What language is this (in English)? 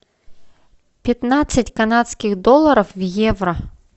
Russian